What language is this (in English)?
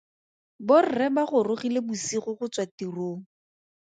Tswana